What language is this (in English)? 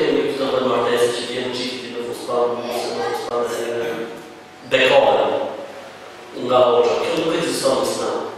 Ukrainian